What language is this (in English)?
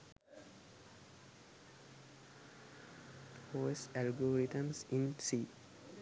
Sinhala